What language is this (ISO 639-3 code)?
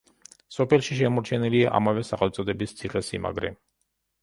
kat